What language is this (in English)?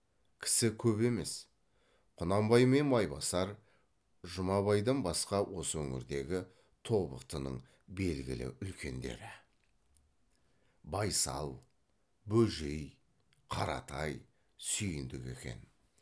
Kazakh